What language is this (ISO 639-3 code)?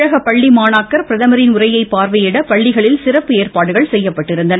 tam